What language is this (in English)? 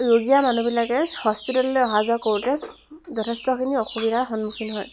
Assamese